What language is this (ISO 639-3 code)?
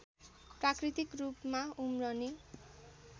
nep